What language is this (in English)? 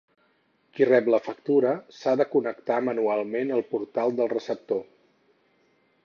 Catalan